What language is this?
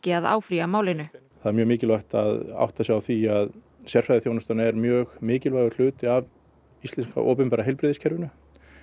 Icelandic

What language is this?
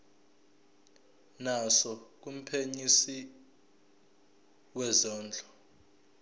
Zulu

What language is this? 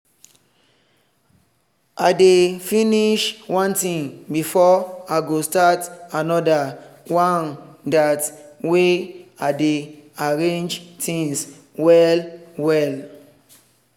Nigerian Pidgin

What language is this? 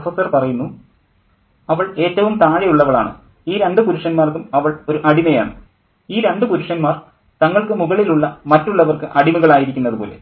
Malayalam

